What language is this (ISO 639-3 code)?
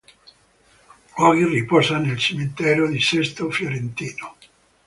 ita